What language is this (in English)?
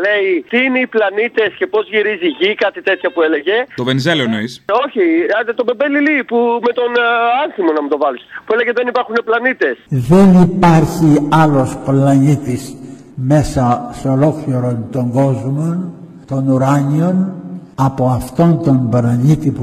Greek